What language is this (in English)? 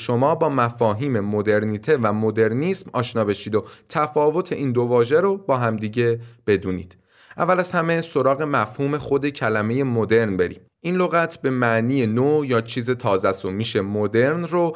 Persian